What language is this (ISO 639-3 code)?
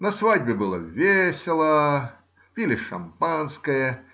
rus